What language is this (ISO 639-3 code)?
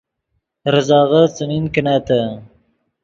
ydg